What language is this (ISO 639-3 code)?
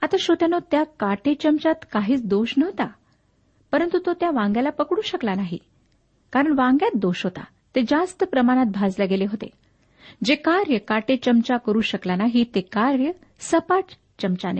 mar